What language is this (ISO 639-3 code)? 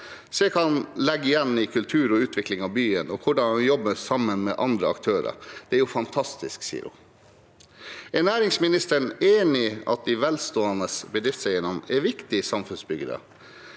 nor